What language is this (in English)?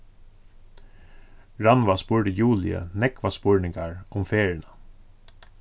Faroese